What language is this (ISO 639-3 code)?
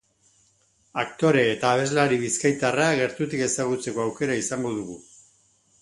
eus